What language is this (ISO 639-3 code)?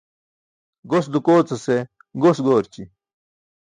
bsk